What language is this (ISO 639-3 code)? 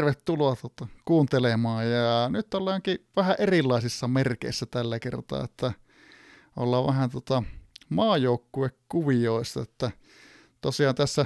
fin